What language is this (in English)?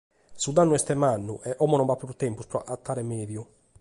Sardinian